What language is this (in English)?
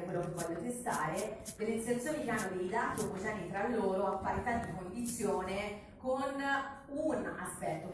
Italian